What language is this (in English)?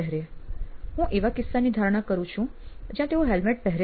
Gujarati